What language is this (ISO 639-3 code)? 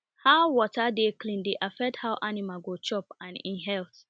pcm